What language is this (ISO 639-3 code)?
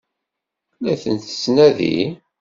kab